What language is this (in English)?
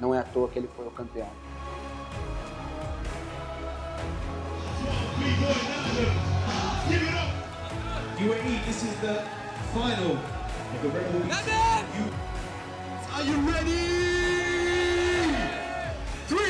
Portuguese